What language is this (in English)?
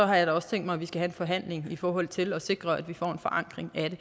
Danish